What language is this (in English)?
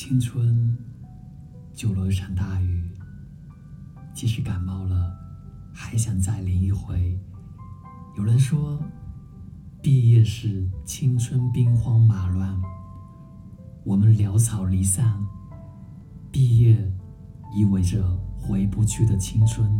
Chinese